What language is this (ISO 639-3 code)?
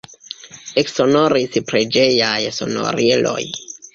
epo